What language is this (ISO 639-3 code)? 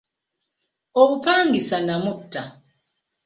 lug